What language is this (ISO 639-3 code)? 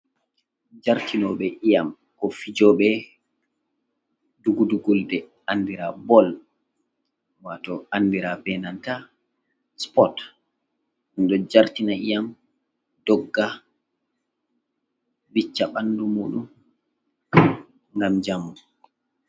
ful